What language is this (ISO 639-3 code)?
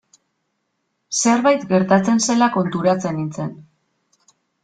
eus